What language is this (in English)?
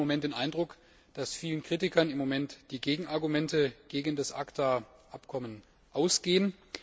German